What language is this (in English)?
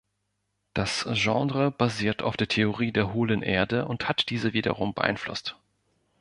German